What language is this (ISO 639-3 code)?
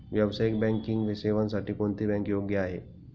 mar